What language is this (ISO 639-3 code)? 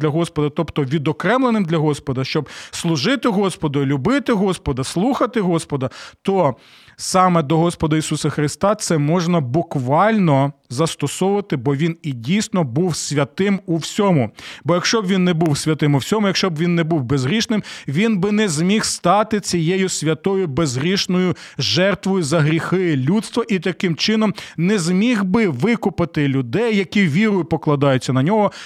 ukr